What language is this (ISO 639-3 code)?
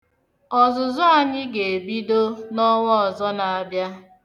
ibo